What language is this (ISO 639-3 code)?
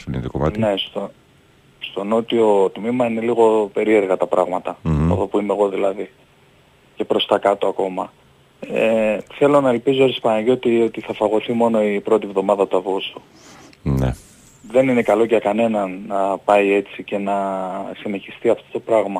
ell